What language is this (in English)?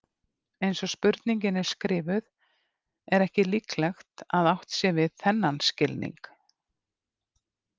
Icelandic